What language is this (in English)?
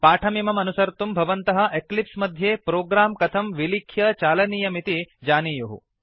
Sanskrit